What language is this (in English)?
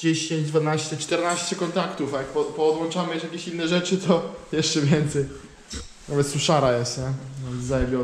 Polish